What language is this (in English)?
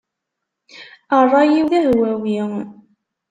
Kabyle